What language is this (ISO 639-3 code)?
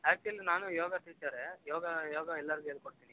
kan